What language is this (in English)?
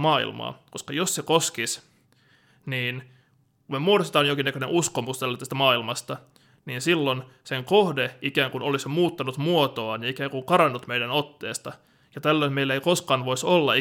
Finnish